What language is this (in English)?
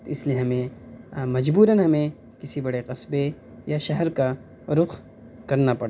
Urdu